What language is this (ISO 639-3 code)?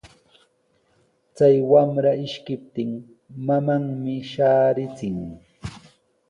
qws